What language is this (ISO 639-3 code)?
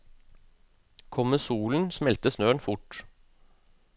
nor